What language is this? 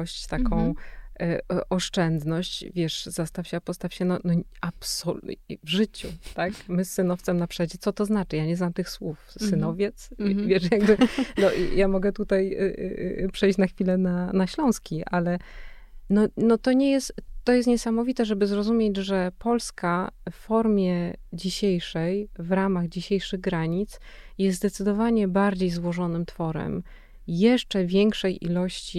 Polish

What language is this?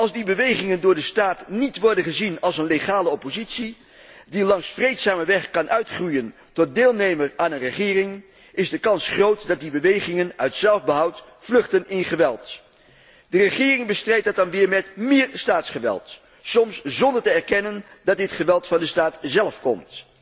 Dutch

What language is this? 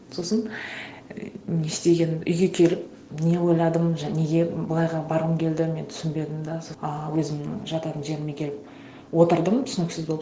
Kazakh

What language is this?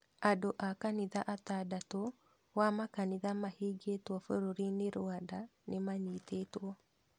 Kikuyu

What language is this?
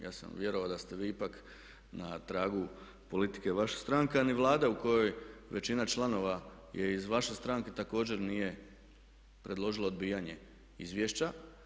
Croatian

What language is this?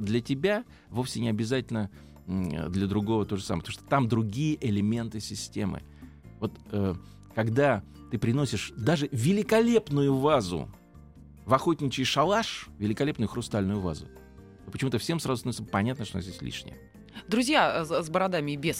Russian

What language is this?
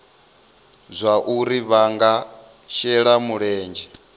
Venda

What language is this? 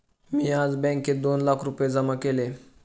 Marathi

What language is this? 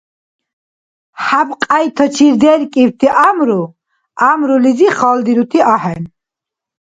Dargwa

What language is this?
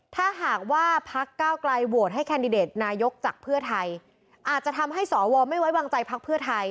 Thai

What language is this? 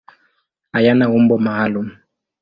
Swahili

